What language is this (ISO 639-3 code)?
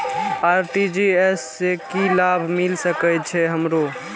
mai